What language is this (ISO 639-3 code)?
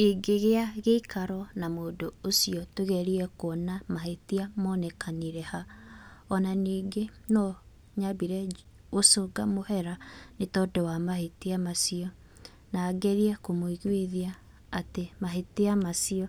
kik